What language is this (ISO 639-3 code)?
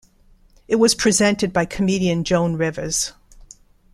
eng